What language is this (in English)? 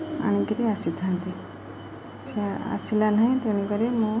Odia